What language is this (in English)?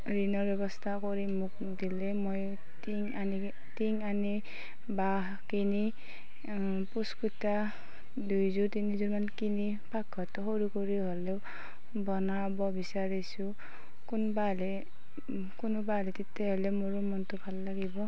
Assamese